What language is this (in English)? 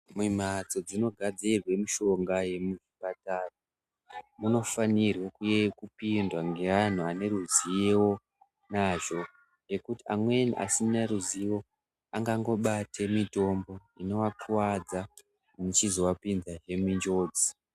Ndau